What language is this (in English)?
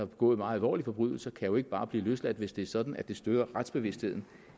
Danish